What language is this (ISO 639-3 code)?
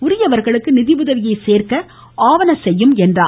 tam